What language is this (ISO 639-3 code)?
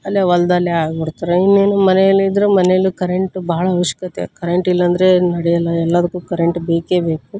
kan